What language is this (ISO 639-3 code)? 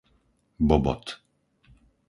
slk